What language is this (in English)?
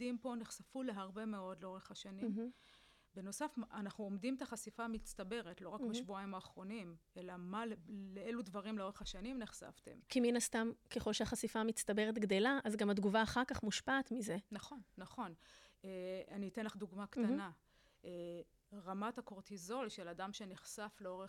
Hebrew